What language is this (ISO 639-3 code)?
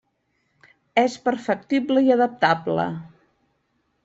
cat